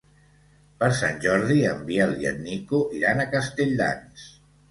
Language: Catalan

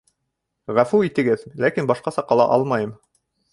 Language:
Bashkir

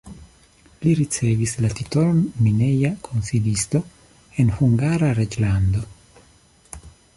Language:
Esperanto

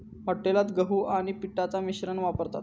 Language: Marathi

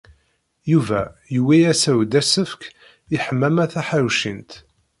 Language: Kabyle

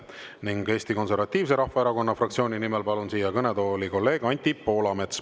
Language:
Estonian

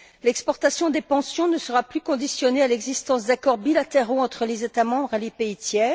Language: French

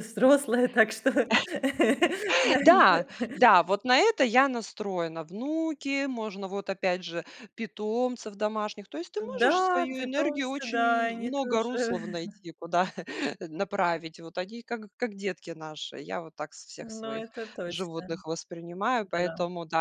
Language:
Russian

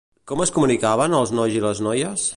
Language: Catalan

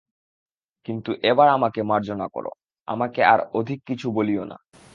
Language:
Bangla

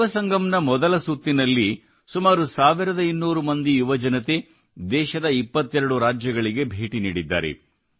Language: Kannada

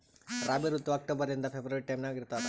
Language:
Kannada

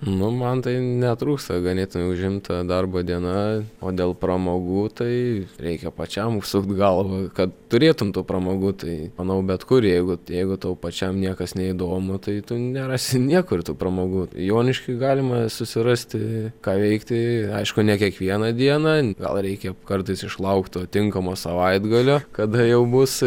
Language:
Lithuanian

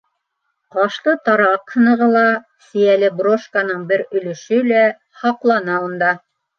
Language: Bashkir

